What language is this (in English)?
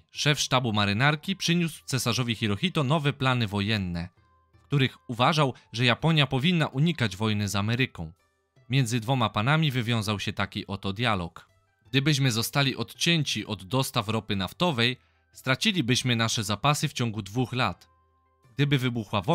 Polish